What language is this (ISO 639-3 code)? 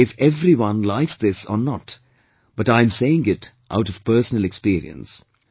eng